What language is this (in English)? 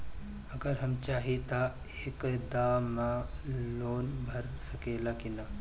Bhojpuri